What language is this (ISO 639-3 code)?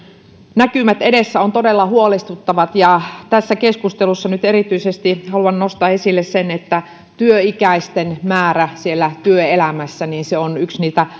fin